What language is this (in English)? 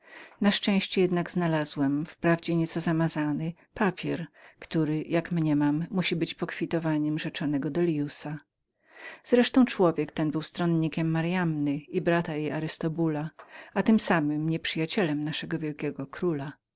Polish